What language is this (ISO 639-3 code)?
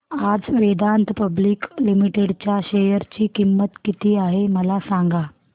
mar